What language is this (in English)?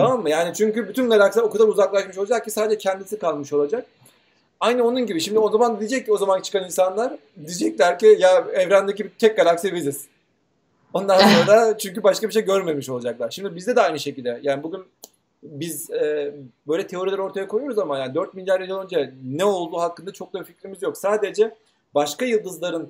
Turkish